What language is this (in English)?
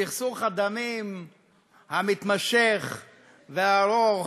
Hebrew